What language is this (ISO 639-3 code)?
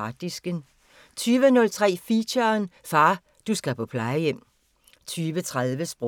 dan